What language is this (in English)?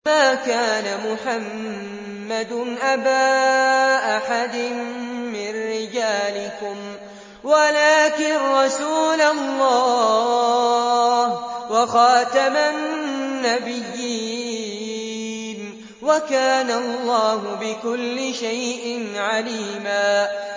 Arabic